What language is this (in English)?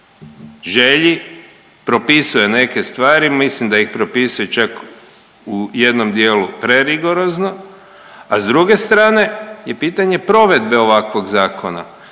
Croatian